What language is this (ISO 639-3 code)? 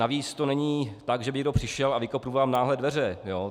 ces